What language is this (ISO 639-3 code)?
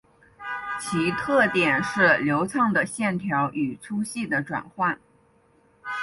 zho